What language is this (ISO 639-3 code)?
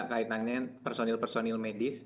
ind